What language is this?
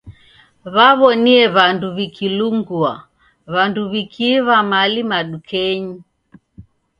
Taita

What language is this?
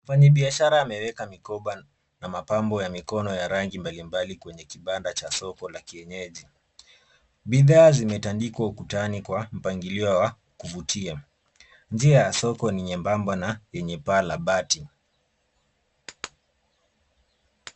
Swahili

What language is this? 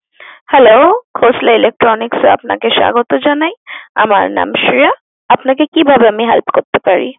Bangla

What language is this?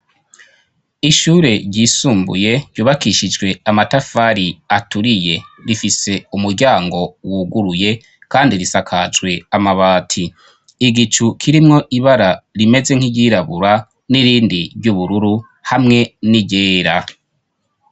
Rundi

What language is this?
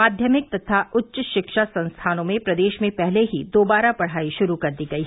Hindi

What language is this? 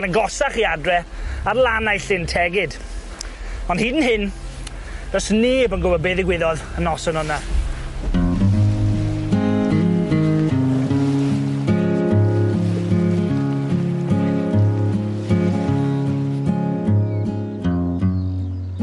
Welsh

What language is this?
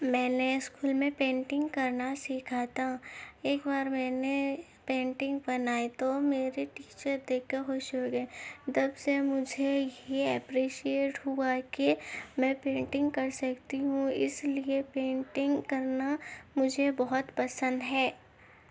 Urdu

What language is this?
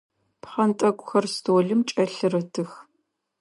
Adyghe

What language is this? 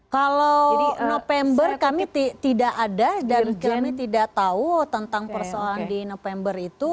Indonesian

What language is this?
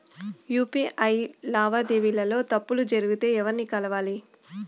Telugu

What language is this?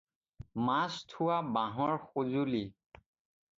Assamese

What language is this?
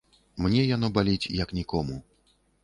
Belarusian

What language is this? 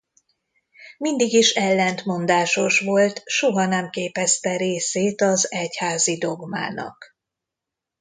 Hungarian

